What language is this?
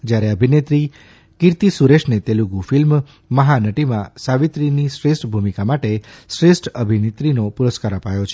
Gujarati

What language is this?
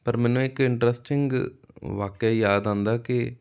Punjabi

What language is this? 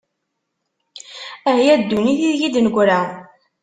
Kabyle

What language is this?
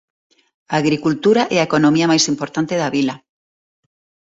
Galician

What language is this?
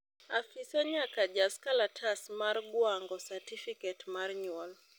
Luo (Kenya and Tanzania)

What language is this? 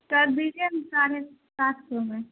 Urdu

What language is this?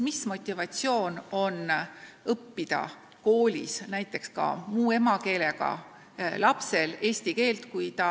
Estonian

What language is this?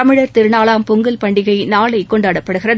Tamil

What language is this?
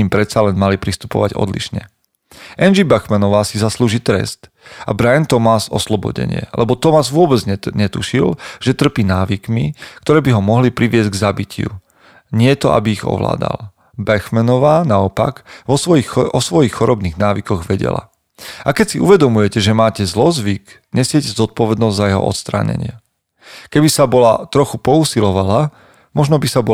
Slovak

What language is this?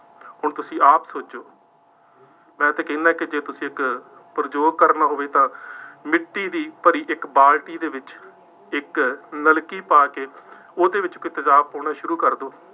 Punjabi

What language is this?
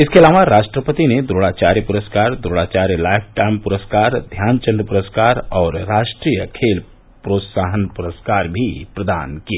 Hindi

